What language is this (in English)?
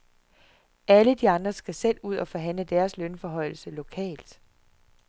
Danish